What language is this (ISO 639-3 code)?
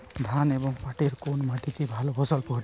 ben